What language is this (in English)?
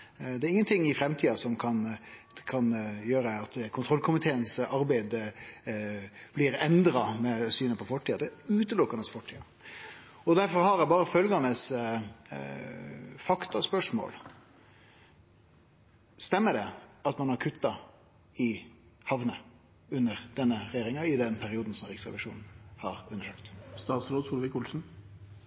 Norwegian Nynorsk